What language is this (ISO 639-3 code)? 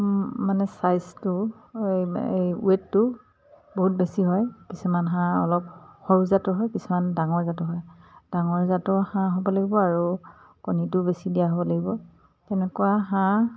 asm